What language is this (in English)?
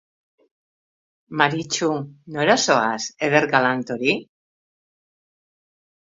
Basque